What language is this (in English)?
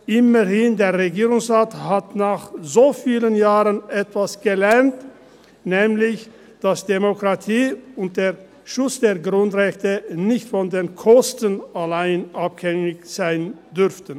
Swiss German